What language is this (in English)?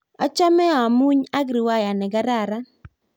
Kalenjin